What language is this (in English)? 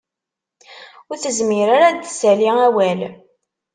Kabyle